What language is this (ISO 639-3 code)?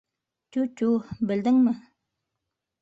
bak